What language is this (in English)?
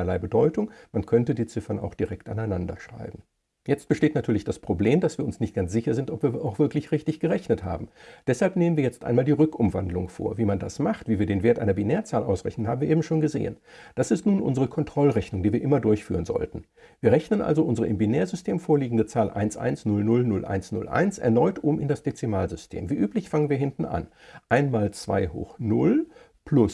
German